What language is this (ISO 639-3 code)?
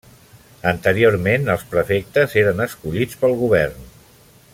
cat